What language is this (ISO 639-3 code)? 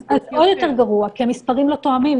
heb